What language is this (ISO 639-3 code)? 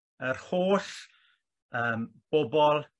cym